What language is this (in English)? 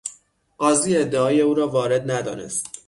Persian